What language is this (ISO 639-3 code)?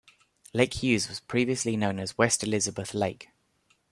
eng